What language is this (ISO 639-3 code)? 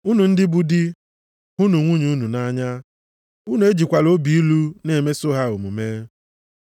ibo